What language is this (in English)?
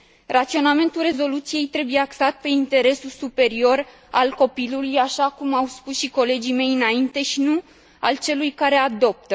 Romanian